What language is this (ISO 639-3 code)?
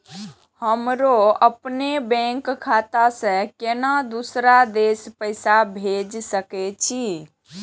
mai